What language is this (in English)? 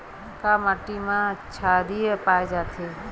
Chhattisgarhi